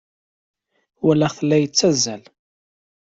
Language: Kabyle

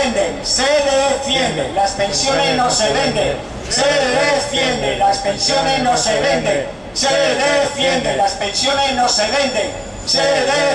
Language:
Spanish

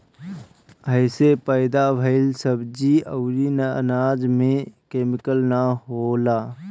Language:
Bhojpuri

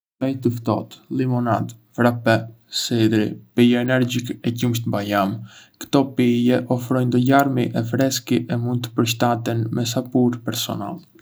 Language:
Arbëreshë Albanian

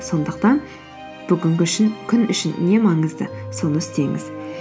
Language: Kazakh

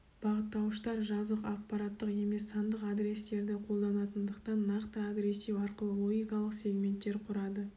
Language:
Kazakh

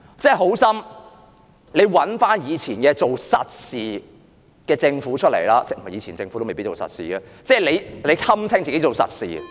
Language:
Cantonese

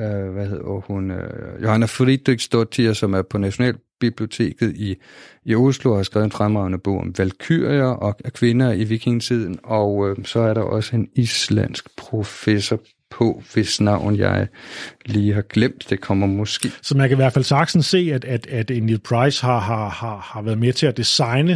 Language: Danish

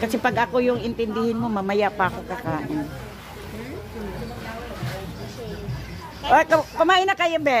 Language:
Filipino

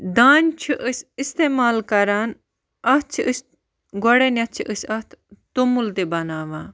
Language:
Kashmiri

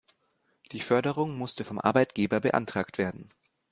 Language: German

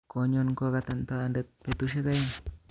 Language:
Kalenjin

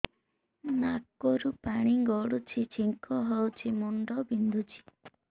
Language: Odia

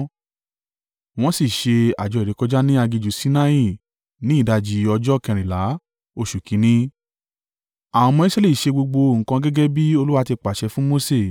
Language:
Yoruba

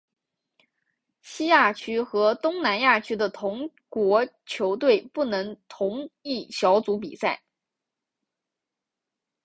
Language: Chinese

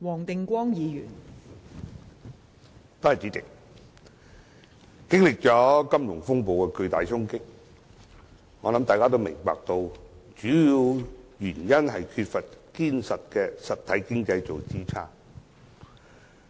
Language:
Cantonese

